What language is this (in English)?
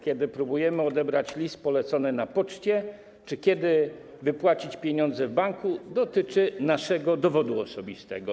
Polish